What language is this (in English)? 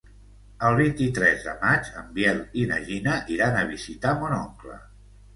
Catalan